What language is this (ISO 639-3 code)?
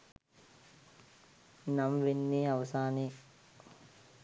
sin